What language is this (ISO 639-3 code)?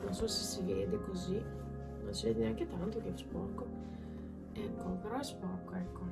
ita